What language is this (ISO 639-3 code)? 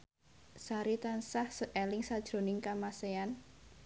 jav